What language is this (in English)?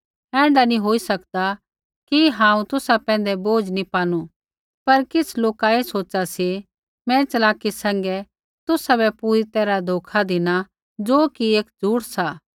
Kullu Pahari